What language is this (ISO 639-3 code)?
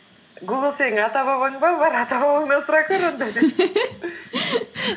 kaz